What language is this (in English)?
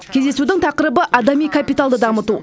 Kazakh